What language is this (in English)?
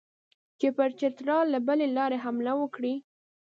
Pashto